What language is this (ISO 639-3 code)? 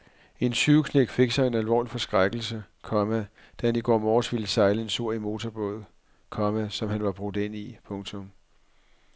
dan